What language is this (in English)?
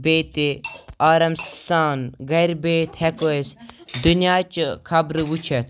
Kashmiri